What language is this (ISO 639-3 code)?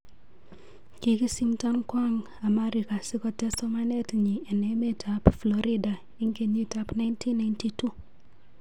kln